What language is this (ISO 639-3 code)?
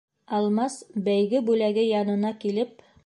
bak